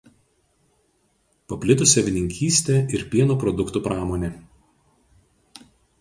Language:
Lithuanian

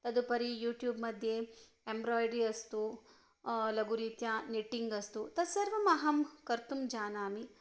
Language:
Sanskrit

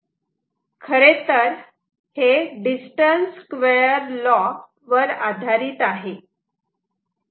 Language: Marathi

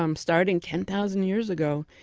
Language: English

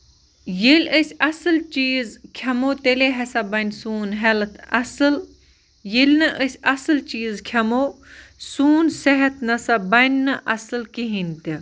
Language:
Kashmiri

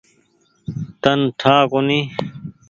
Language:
Goaria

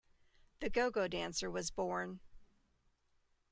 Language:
English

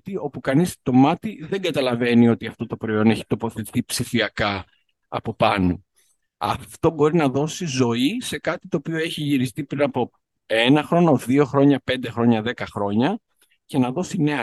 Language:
Greek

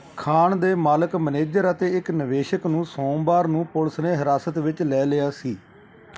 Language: Punjabi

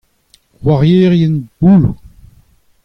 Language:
Breton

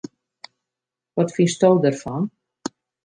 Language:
Western Frisian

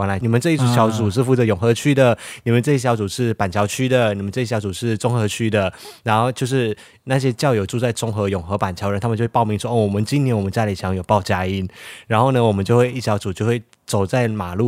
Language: Chinese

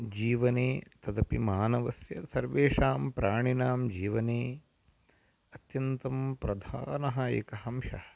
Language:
Sanskrit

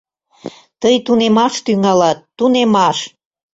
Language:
Mari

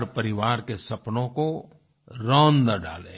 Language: Hindi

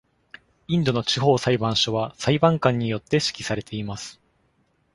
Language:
Japanese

